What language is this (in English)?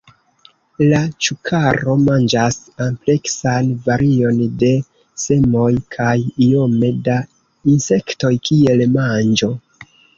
Esperanto